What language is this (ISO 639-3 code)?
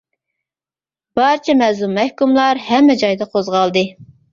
uig